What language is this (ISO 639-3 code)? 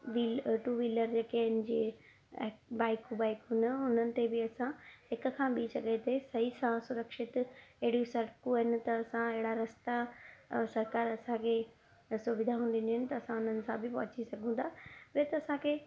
snd